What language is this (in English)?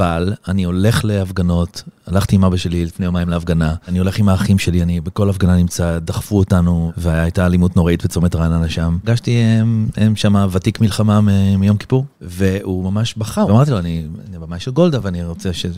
Hebrew